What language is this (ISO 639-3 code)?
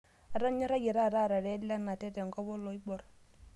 mas